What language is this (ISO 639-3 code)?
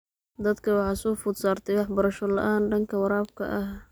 som